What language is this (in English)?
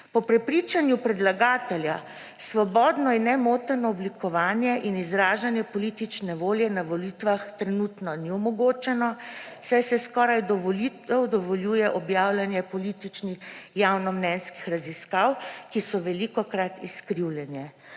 Slovenian